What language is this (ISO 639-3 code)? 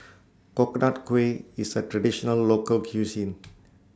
eng